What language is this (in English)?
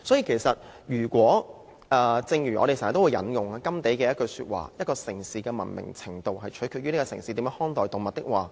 Cantonese